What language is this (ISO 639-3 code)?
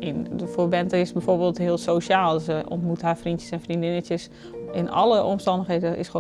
nld